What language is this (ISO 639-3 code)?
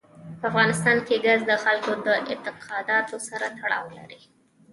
pus